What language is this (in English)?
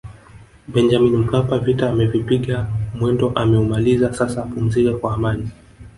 Swahili